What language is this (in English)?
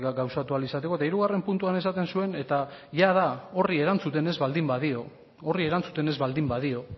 Basque